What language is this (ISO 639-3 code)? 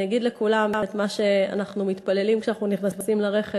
heb